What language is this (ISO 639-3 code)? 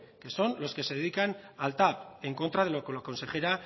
spa